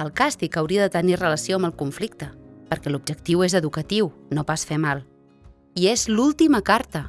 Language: Catalan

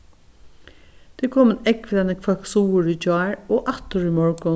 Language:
Faroese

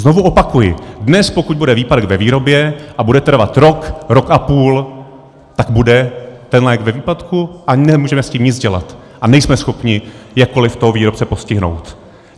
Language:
Czech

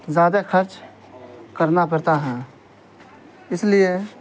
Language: Urdu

